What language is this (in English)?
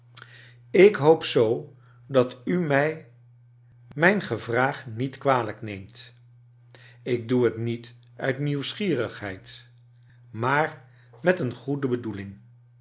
Dutch